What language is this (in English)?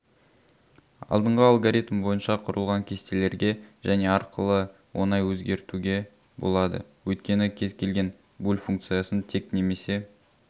Kazakh